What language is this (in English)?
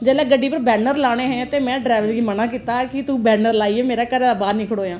Dogri